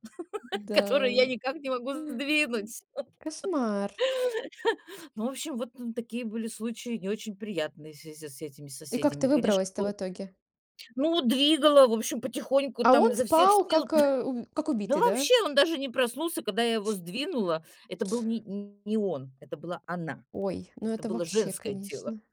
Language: Russian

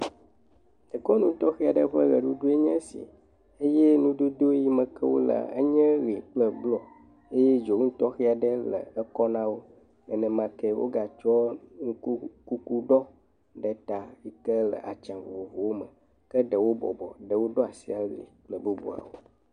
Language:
Ewe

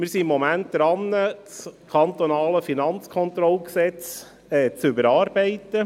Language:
Swiss German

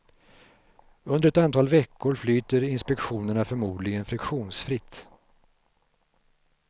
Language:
Swedish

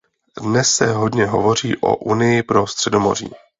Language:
Czech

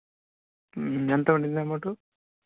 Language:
Telugu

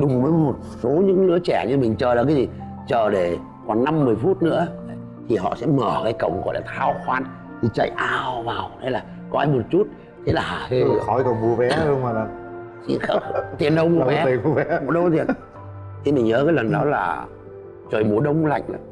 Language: Vietnamese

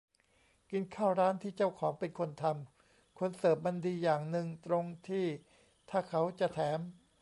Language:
Thai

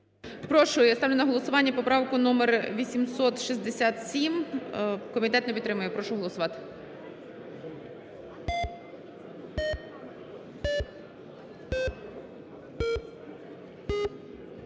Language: Ukrainian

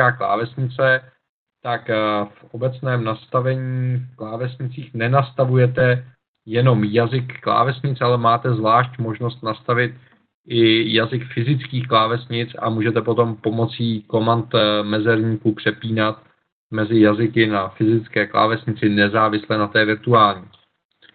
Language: Czech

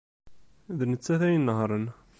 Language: Kabyle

